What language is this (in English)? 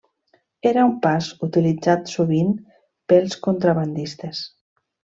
Catalan